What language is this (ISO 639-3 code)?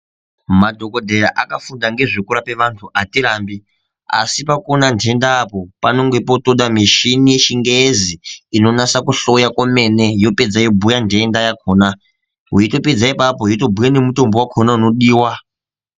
ndc